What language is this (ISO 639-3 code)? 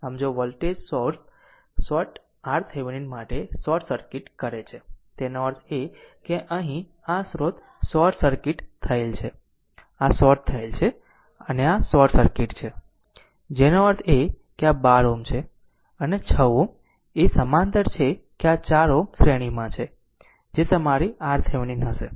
guj